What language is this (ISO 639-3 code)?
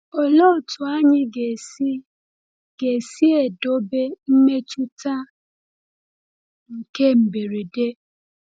ibo